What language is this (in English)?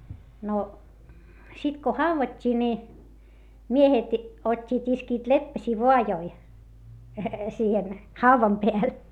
Finnish